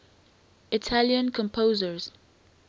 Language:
English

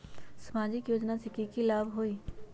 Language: Magahi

